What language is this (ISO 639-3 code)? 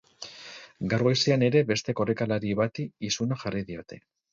eus